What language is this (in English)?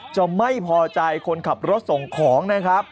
Thai